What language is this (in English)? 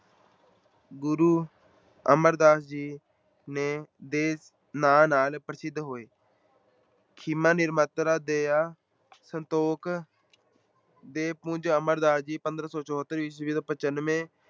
Punjabi